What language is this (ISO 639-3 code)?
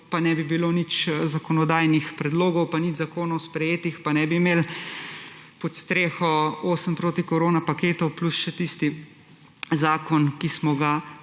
slv